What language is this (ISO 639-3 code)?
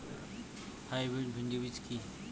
ben